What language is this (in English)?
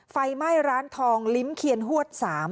Thai